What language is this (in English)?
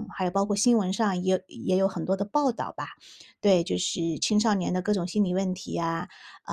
Chinese